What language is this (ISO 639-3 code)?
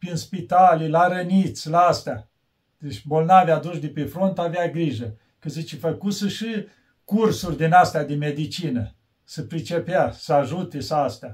ron